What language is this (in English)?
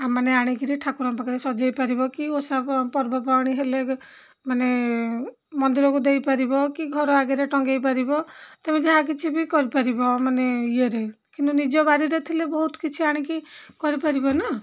Odia